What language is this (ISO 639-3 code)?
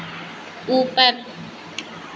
hin